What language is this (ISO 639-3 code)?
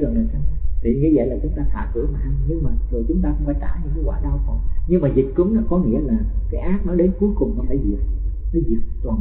vie